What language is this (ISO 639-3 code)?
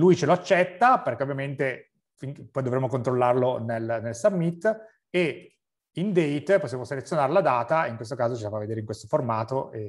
ita